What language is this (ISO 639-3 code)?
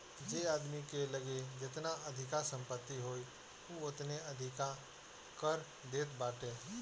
bho